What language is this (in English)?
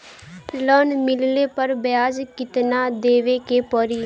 Bhojpuri